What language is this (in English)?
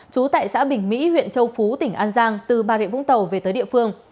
Vietnamese